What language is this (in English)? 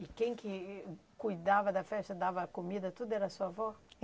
Portuguese